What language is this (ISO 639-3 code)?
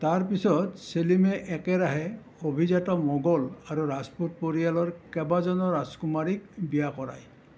asm